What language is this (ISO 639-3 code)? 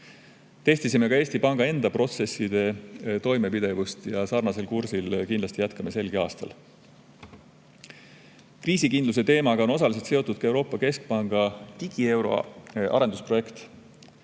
est